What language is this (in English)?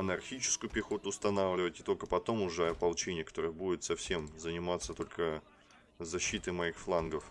Russian